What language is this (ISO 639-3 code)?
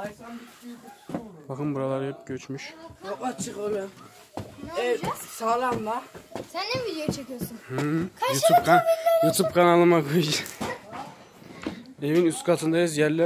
tur